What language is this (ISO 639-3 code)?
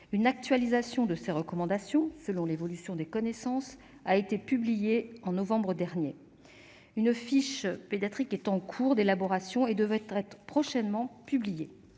fra